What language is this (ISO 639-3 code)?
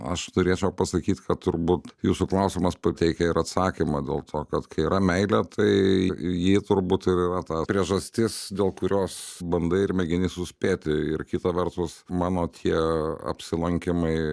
lit